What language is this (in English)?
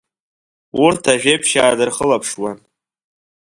Abkhazian